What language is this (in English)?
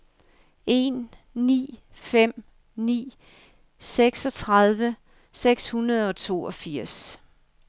Danish